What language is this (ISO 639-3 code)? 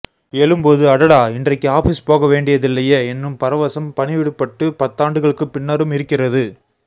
tam